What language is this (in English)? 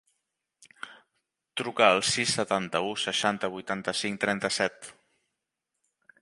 Catalan